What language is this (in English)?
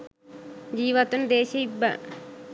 Sinhala